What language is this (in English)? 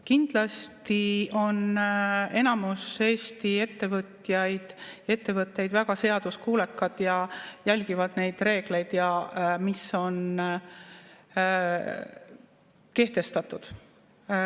Estonian